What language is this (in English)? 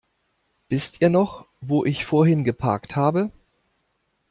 German